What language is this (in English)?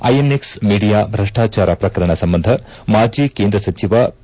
Kannada